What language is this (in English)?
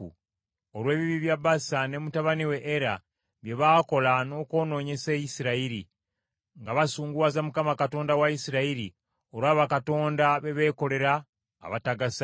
Ganda